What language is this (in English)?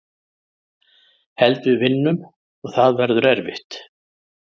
Icelandic